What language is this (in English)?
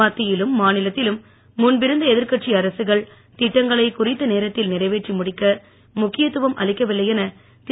Tamil